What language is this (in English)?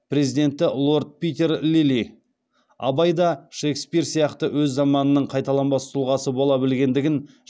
Kazakh